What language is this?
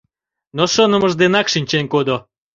Mari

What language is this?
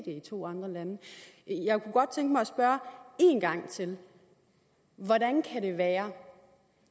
Danish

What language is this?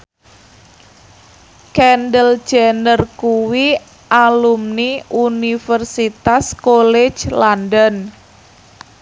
Javanese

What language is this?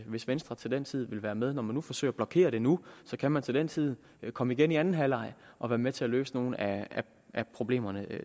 Danish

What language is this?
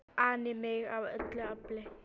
Icelandic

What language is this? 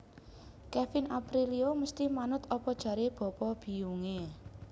Javanese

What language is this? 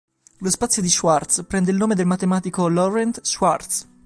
Italian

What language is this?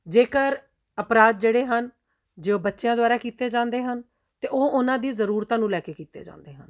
Punjabi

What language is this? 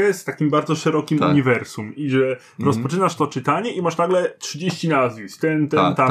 Polish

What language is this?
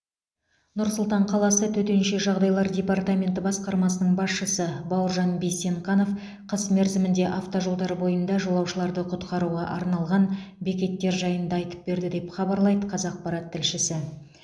Kazakh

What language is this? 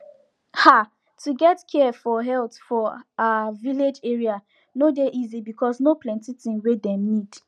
Nigerian Pidgin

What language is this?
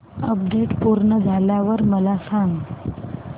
Marathi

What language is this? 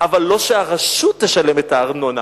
Hebrew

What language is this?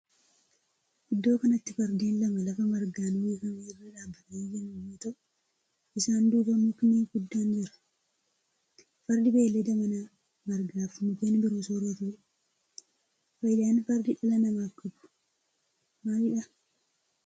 Oromo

